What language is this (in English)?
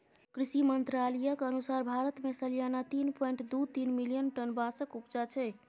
Maithili